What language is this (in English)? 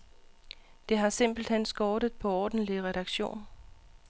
Danish